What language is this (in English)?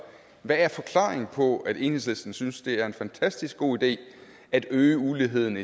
Danish